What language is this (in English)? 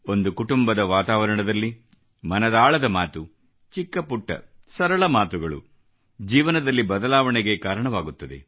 Kannada